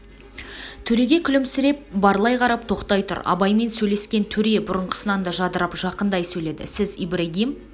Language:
Kazakh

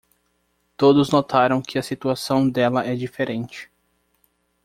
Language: Portuguese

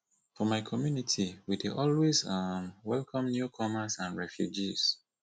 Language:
Nigerian Pidgin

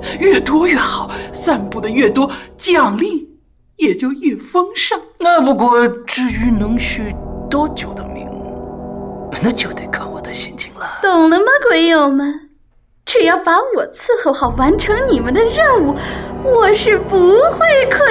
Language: Chinese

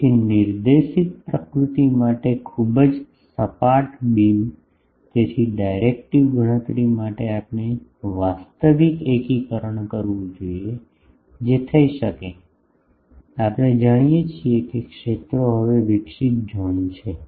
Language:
Gujarati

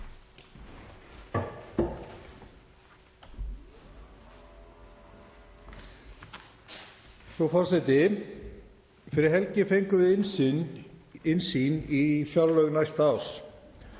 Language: Icelandic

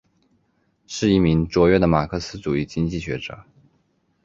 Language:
Chinese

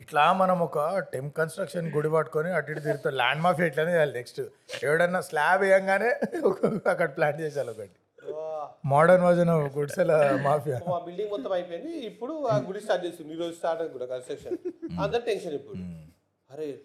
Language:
Telugu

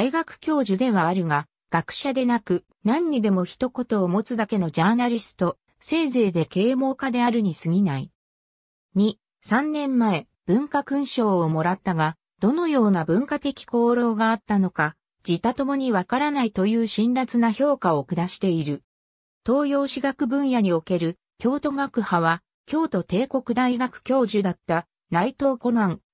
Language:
Japanese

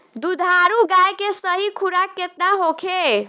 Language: Bhojpuri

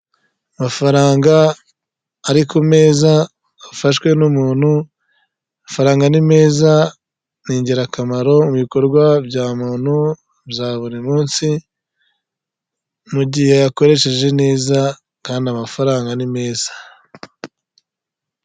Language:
Kinyarwanda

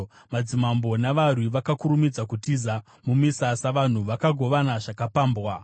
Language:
Shona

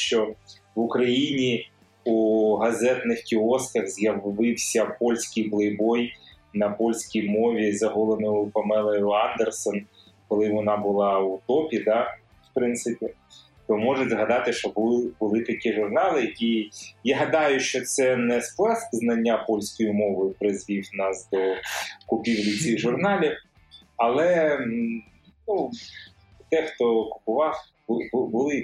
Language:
Ukrainian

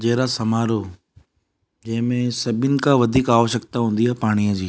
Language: Sindhi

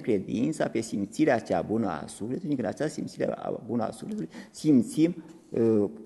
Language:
Romanian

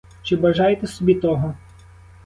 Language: Ukrainian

